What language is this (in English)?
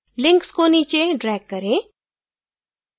Hindi